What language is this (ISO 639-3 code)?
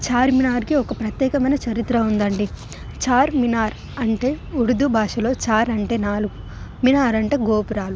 tel